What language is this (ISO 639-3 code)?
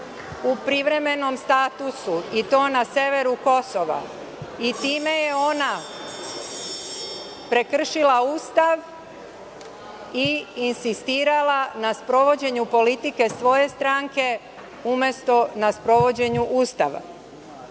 srp